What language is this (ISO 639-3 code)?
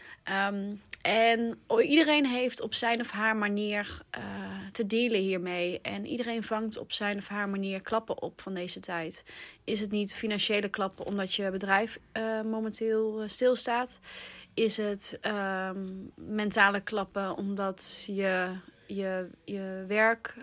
nld